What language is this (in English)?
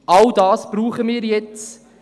Swiss German